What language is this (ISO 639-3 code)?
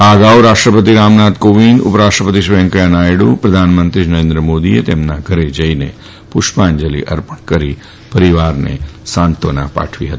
guj